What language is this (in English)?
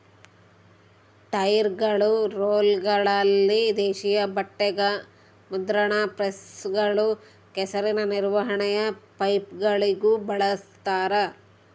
Kannada